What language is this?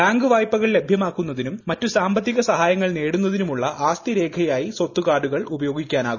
Malayalam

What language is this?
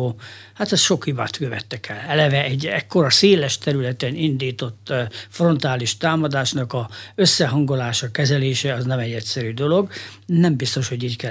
Hungarian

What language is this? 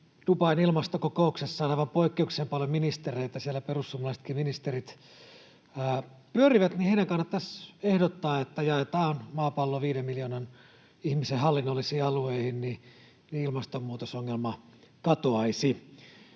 Finnish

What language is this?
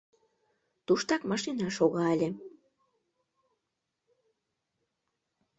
Mari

